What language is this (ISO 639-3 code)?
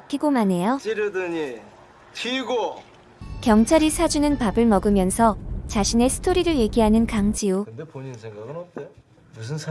kor